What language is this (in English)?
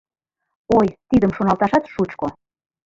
Mari